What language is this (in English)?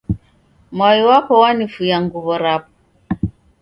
Taita